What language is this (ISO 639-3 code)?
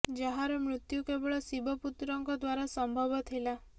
ori